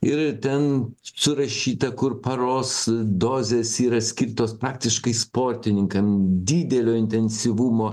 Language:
Lithuanian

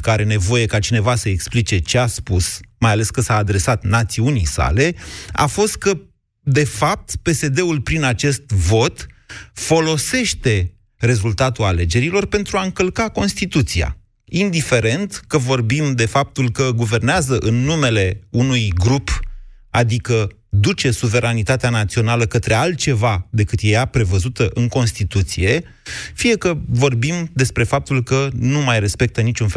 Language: Romanian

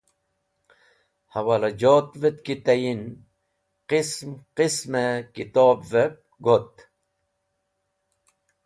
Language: Wakhi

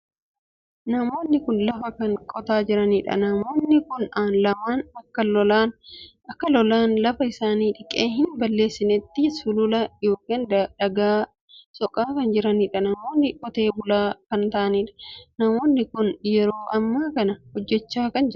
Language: Oromo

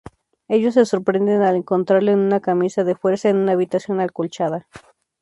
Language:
Spanish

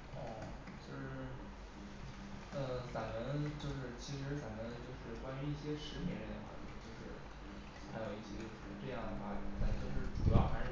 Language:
Chinese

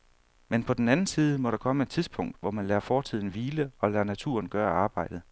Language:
Danish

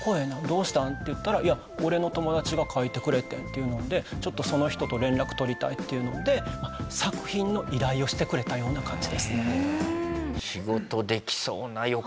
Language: Japanese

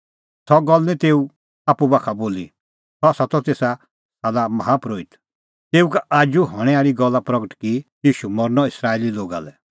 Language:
Kullu Pahari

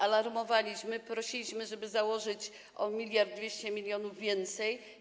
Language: Polish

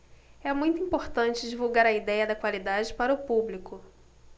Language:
Portuguese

